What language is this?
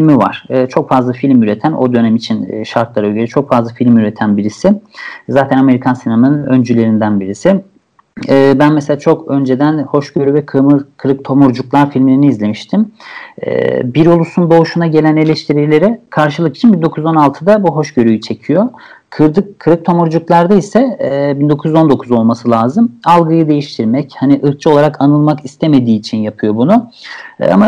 Turkish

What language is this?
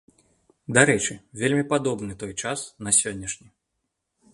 Belarusian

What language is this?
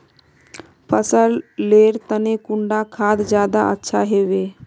Magahi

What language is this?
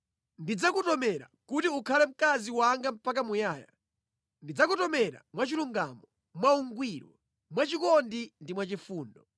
Nyanja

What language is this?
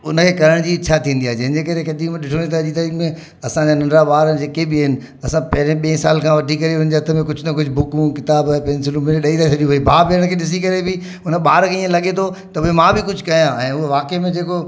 Sindhi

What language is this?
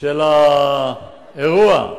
Hebrew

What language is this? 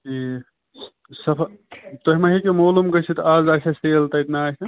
Kashmiri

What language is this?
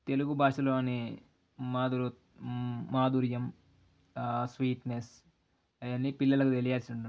Telugu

